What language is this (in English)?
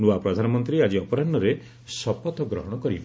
Odia